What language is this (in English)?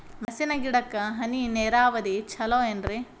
Kannada